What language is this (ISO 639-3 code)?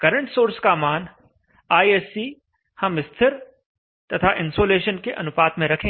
hin